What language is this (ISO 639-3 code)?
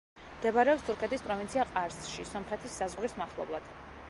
kat